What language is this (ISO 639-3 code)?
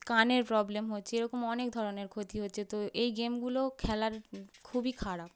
ben